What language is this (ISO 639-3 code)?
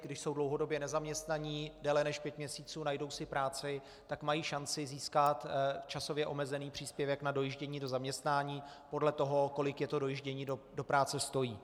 ces